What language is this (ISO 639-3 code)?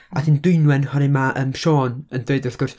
cym